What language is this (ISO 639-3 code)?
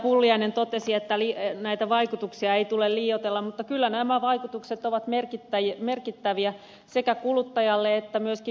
fin